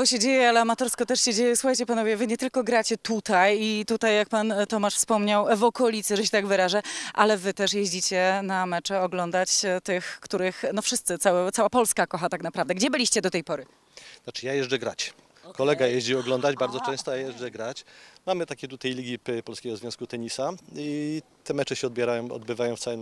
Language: Polish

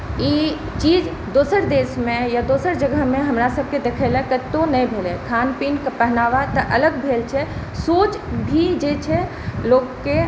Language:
Maithili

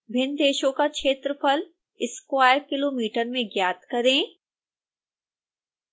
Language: Hindi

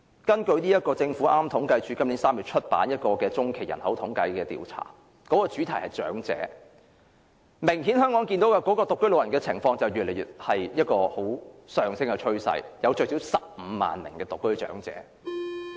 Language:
Cantonese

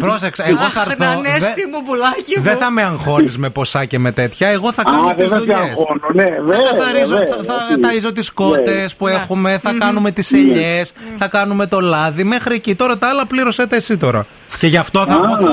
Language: Greek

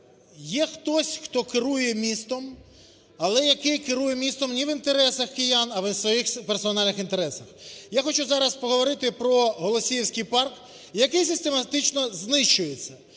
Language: Ukrainian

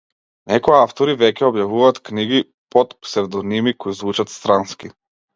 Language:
Macedonian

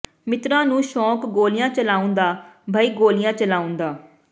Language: Punjabi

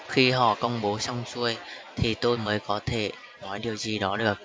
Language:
Vietnamese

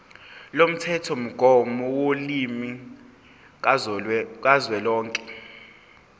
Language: Zulu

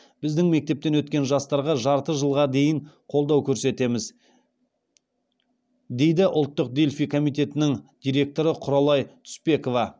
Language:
Kazakh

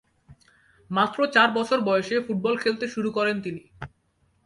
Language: Bangla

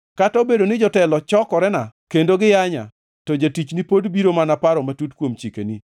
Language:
Luo (Kenya and Tanzania)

